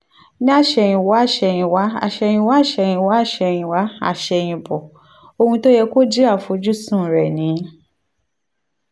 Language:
Yoruba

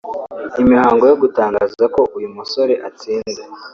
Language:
Kinyarwanda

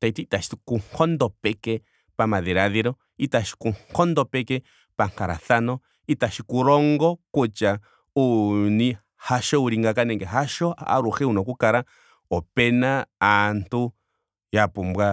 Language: Ndonga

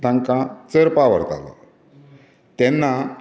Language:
Konkani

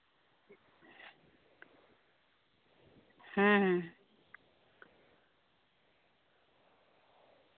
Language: Santali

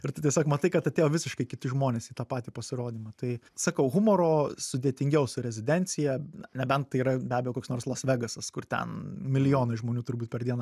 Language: Lithuanian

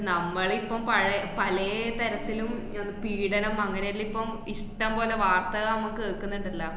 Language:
Malayalam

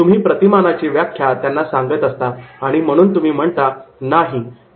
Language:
Marathi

